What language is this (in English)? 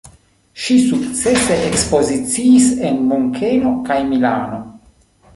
Esperanto